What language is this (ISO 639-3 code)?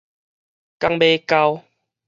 nan